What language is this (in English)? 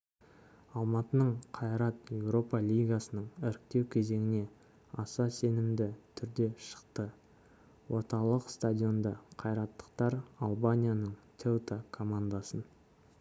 Kazakh